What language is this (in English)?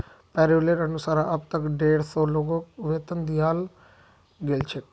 Magahi